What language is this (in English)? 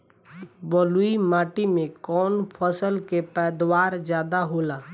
Bhojpuri